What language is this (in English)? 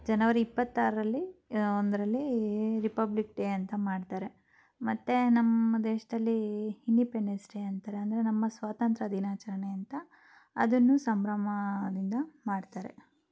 Kannada